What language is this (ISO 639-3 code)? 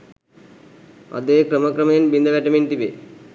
sin